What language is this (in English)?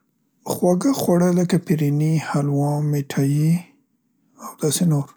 Central Pashto